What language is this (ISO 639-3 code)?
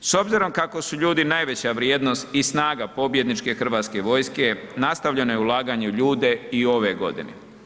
hrv